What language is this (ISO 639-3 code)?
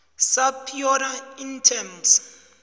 nbl